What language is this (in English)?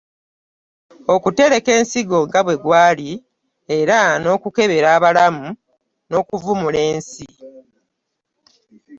Ganda